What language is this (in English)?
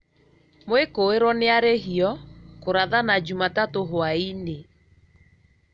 Kikuyu